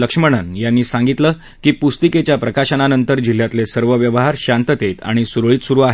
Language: Marathi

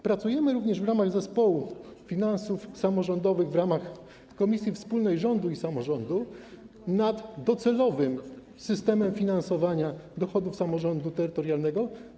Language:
Polish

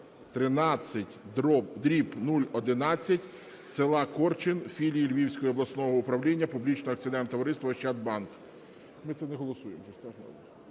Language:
Ukrainian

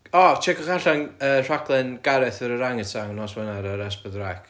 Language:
Welsh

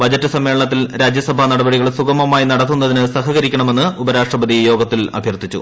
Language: Malayalam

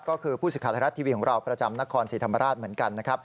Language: Thai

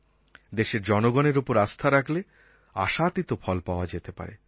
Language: Bangla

